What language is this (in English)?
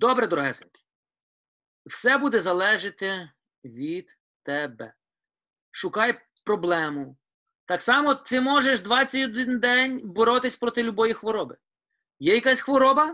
Ukrainian